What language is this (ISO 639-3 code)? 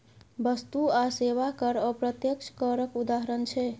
mai